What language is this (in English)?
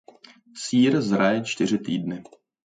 Czech